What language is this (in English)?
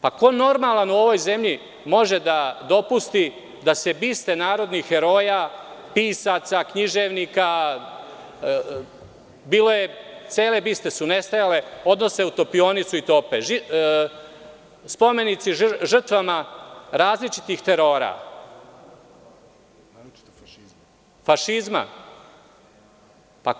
Serbian